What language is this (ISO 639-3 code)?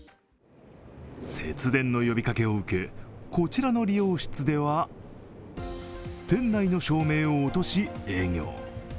jpn